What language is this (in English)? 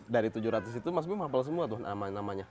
Indonesian